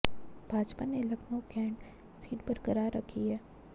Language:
Hindi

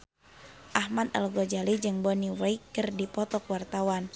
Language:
Sundanese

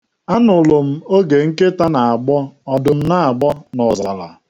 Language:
Igbo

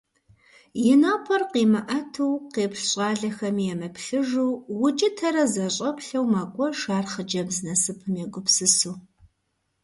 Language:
Kabardian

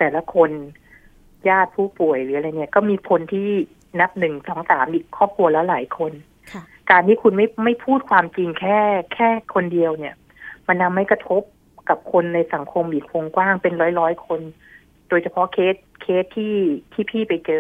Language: Thai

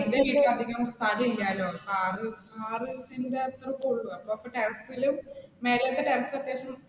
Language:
Malayalam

